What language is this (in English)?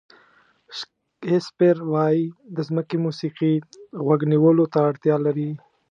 Pashto